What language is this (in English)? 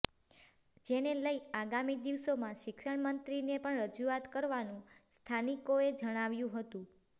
Gujarati